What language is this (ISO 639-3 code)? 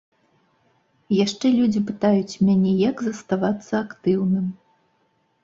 bel